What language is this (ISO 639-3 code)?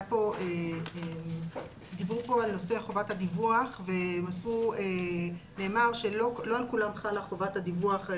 heb